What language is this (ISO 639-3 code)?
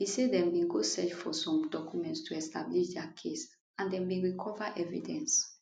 pcm